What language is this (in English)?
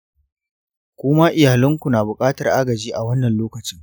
Hausa